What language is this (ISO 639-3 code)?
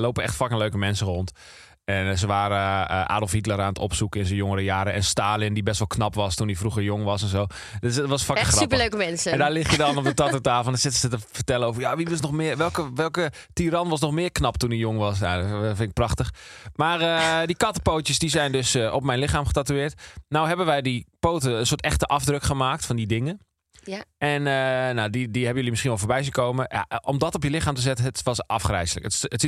nld